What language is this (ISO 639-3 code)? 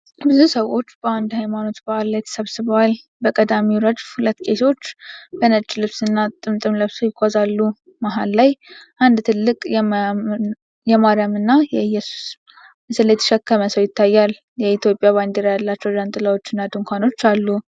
amh